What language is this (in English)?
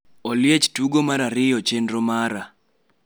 Luo (Kenya and Tanzania)